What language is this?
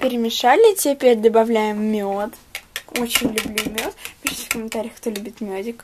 Russian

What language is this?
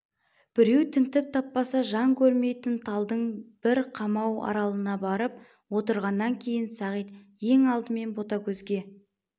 Kazakh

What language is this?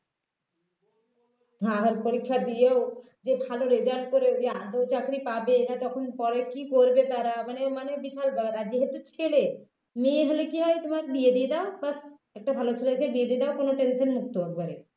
Bangla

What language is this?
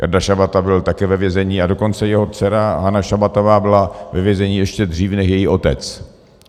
Czech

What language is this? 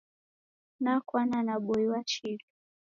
Taita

